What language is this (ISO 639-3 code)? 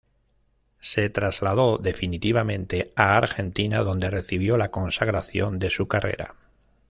spa